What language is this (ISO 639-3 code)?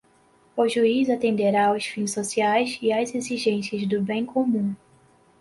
por